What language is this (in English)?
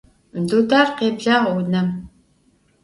Adyghe